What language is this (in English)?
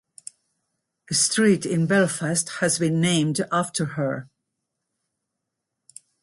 English